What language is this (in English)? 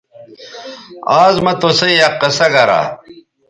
Bateri